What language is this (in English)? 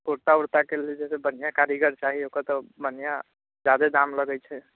Maithili